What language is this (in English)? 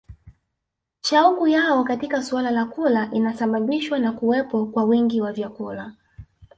Swahili